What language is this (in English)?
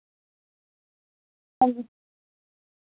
Dogri